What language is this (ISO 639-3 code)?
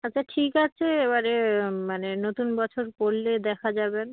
ben